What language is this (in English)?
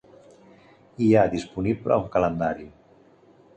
Catalan